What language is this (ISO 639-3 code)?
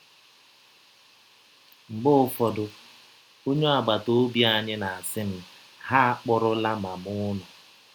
ibo